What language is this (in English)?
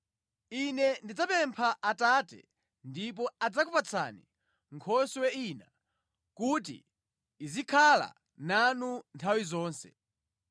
Nyanja